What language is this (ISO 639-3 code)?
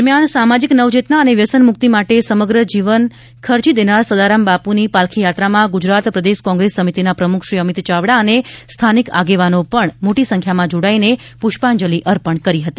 guj